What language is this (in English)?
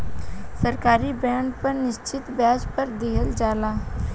Bhojpuri